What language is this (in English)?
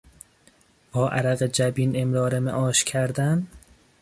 Persian